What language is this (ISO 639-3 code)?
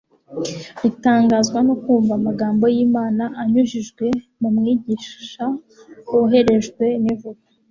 kin